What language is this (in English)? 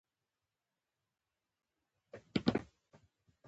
Pashto